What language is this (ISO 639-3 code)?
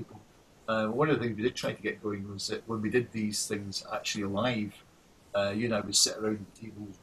eng